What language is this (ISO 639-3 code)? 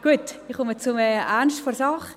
gsw